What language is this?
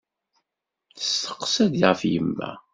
Kabyle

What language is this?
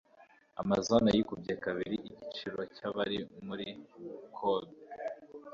Kinyarwanda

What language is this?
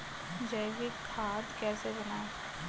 Hindi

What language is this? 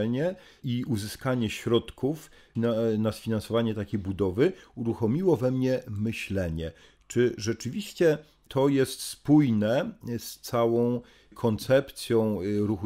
Polish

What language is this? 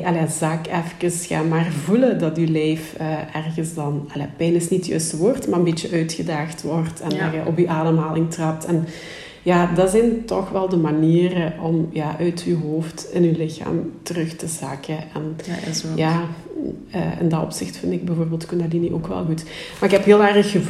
Dutch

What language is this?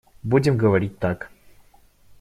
Russian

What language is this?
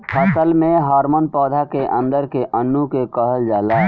Bhojpuri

